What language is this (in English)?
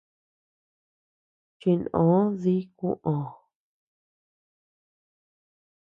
Tepeuxila Cuicatec